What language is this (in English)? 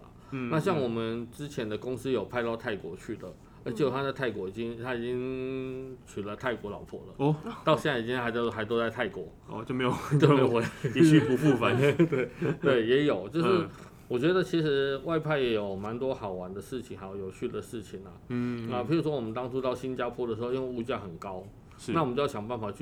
Chinese